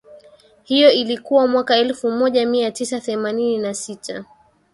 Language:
Swahili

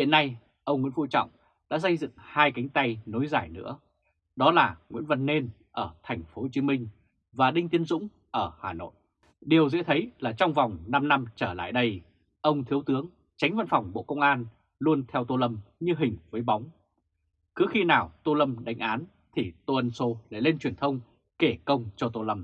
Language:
Vietnamese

